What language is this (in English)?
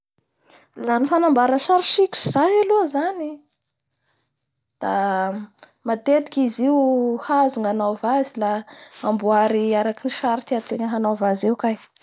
Bara Malagasy